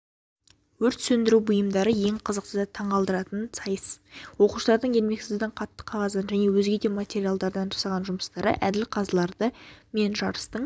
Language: Kazakh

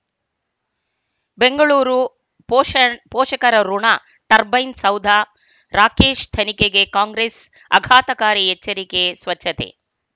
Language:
Kannada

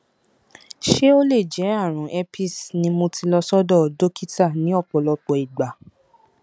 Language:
Yoruba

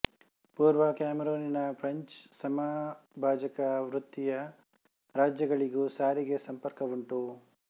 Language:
Kannada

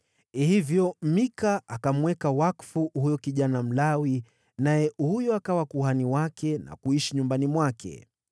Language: Swahili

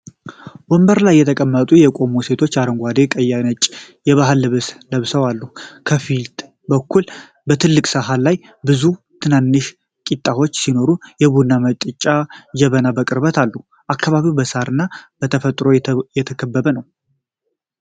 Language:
Amharic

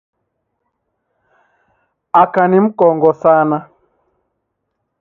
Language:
Taita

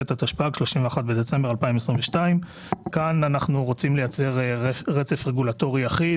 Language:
Hebrew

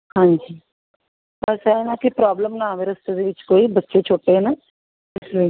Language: Punjabi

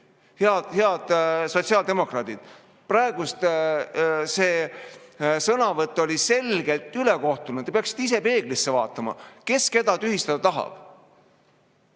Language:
Estonian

